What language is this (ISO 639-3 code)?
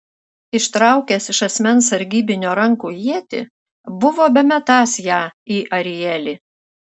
lit